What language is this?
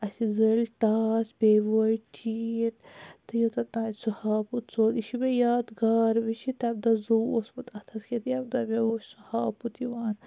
Kashmiri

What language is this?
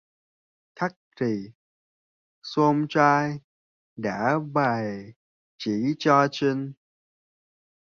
Vietnamese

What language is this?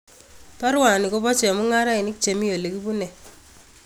Kalenjin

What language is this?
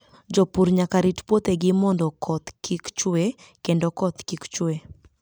Luo (Kenya and Tanzania)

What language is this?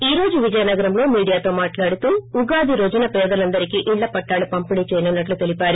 Telugu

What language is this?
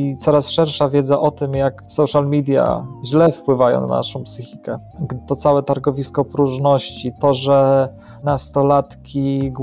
Polish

